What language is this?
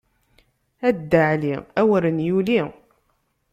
Kabyle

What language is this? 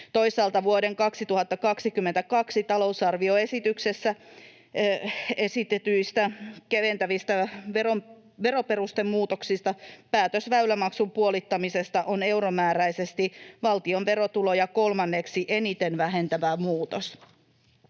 Finnish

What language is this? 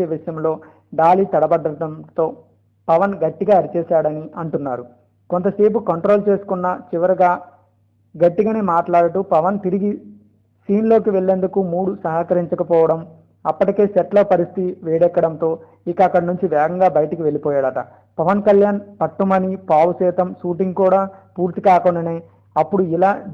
Telugu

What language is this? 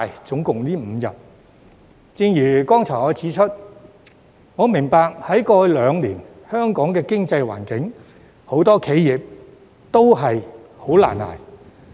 Cantonese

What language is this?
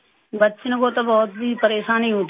Urdu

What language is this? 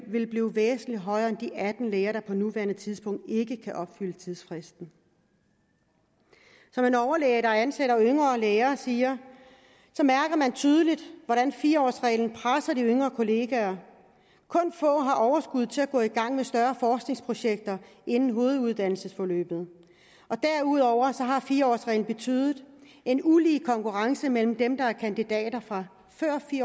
Danish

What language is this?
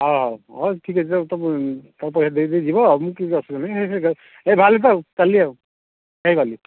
Odia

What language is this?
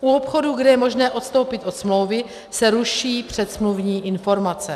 Czech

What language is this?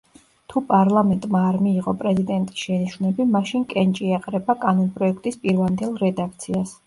Georgian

